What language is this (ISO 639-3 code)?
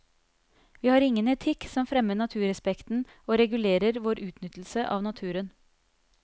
nor